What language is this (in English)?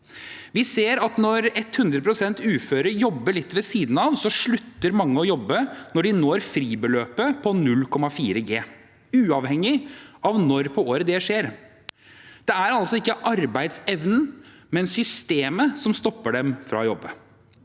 Norwegian